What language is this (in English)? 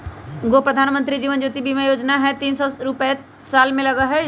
Magahi